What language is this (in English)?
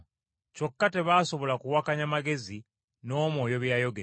Ganda